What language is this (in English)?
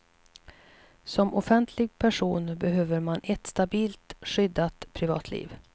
Swedish